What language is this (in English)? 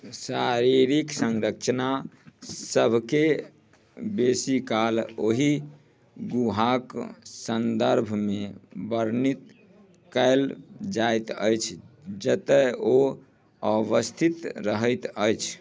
Maithili